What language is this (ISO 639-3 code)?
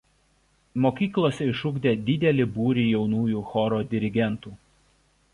lit